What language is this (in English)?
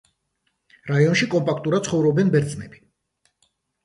Georgian